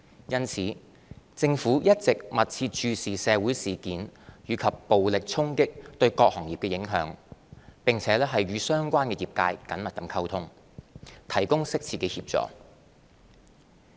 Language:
Cantonese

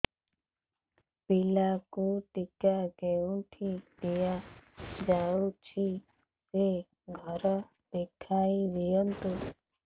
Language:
Odia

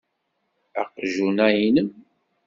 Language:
Kabyle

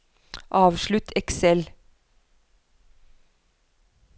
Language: Norwegian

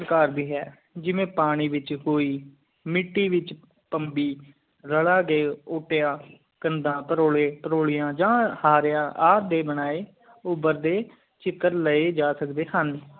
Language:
Punjabi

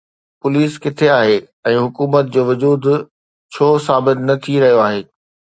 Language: Sindhi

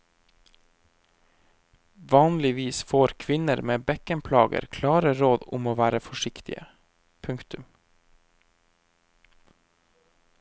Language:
Norwegian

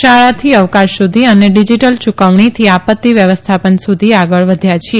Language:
Gujarati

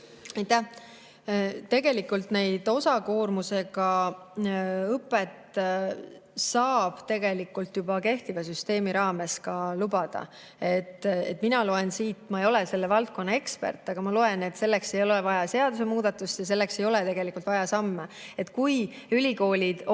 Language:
Estonian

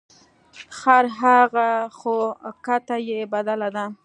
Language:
Pashto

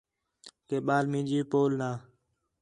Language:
Khetrani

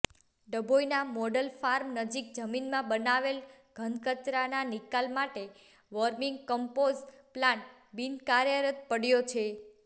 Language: Gujarati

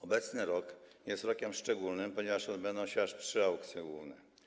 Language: Polish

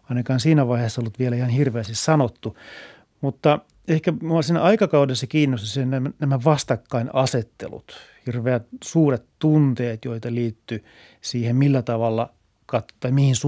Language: Finnish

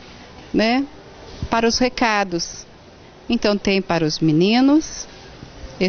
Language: Portuguese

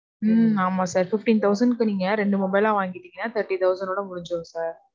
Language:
Tamil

